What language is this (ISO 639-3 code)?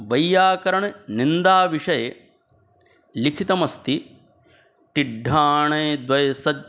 san